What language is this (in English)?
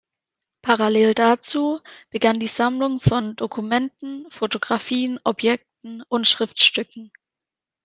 German